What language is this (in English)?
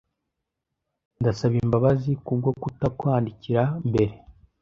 Kinyarwanda